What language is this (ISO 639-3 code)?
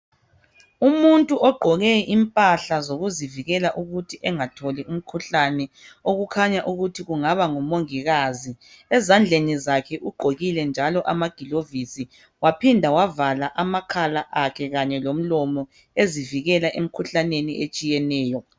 nde